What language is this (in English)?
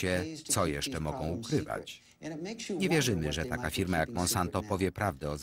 Polish